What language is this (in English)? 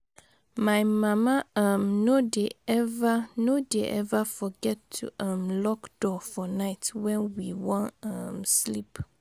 Nigerian Pidgin